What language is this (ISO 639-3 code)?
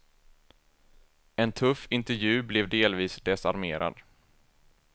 swe